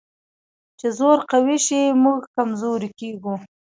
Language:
Pashto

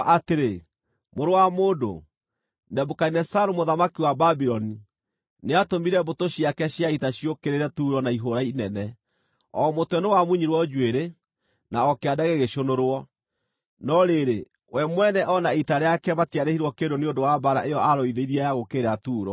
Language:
Kikuyu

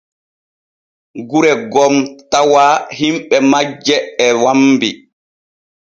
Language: Borgu Fulfulde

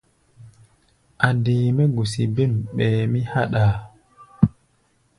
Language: Gbaya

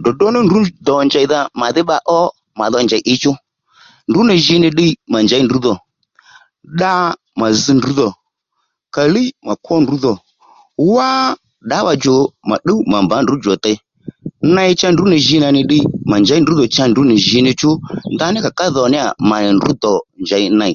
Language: Lendu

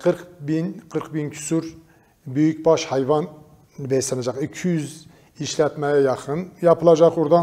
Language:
Turkish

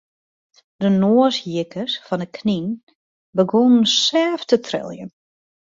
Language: Western Frisian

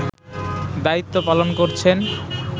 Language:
Bangla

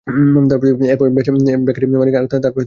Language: Bangla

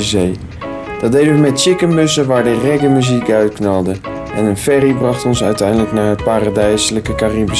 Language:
Dutch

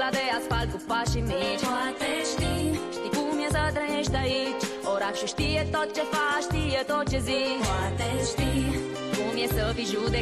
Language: Romanian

